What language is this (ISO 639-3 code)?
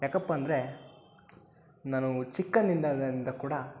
kan